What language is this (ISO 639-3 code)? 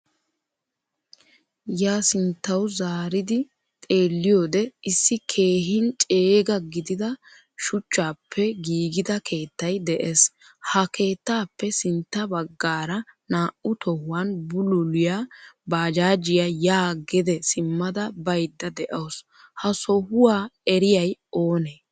wal